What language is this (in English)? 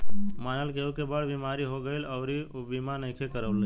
Bhojpuri